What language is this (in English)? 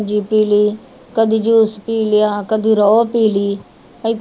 Punjabi